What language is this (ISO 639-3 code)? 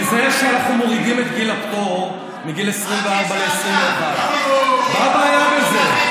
heb